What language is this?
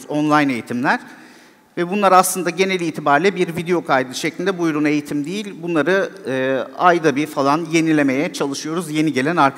Turkish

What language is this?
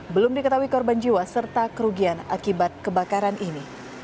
Indonesian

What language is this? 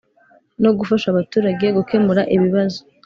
Kinyarwanda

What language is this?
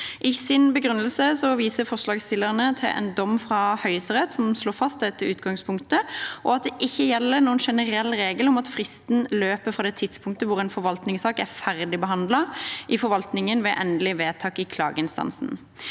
Norwegian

